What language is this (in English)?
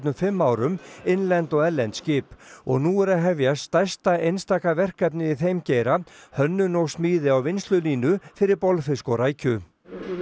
Icelandic